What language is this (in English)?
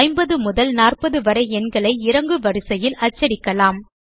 Tamil